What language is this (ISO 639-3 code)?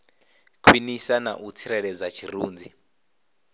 ven